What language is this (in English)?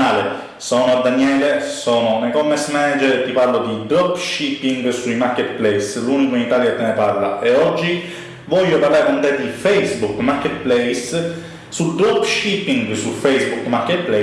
Italian